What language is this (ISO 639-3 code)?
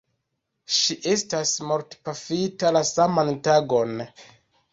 epo